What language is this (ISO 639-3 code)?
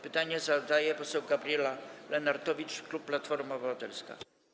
pol